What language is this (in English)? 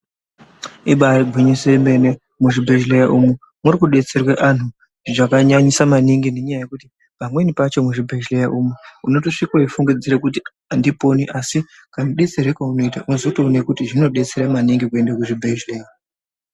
Ndau